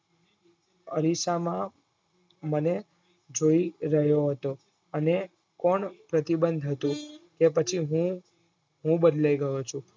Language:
Gujarati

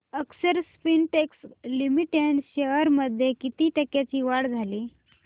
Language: Marathi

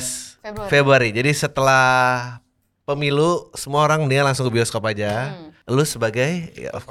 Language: Indonesian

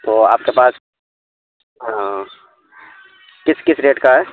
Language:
Urdu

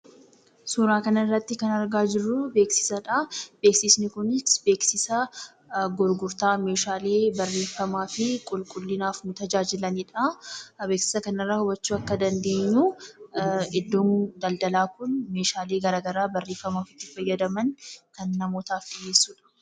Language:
Oromo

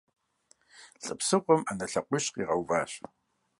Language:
Kabardian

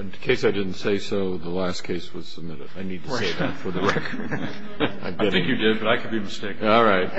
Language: English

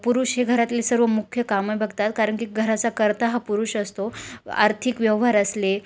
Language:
Marathi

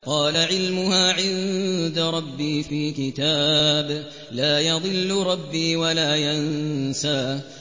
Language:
Arabic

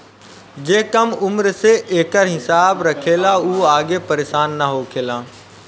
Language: Bhojpuri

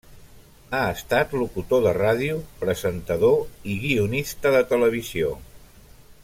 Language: Catalan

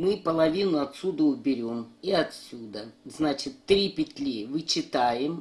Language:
Russian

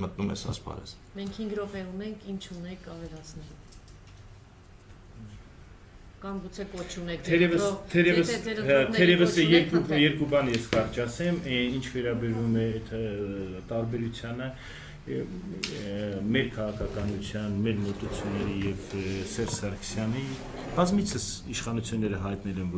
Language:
Romanian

